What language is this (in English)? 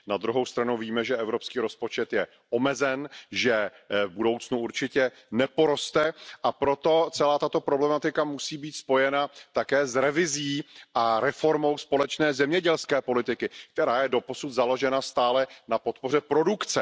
Czech